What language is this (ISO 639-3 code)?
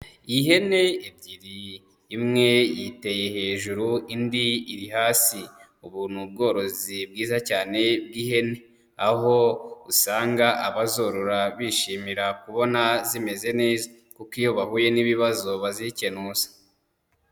kin